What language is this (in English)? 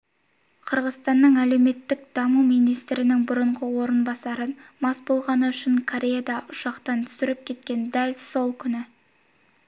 Kazakh